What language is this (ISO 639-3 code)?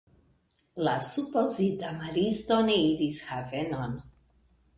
epo